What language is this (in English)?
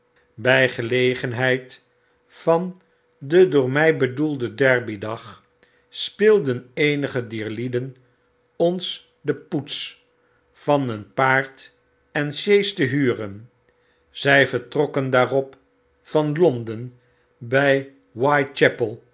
Dutch